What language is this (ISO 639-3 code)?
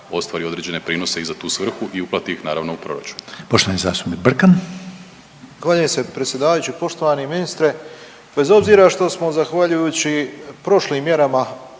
hrv